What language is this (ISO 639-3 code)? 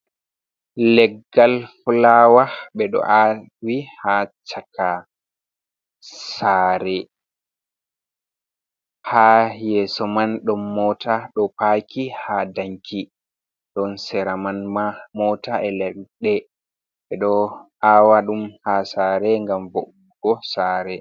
ful